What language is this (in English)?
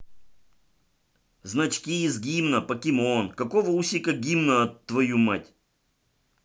Russian